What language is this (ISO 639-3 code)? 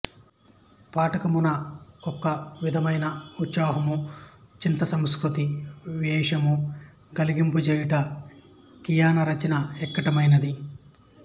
tel